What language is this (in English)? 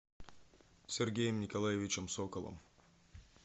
Russian